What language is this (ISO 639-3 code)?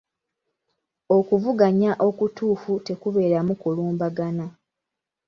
lug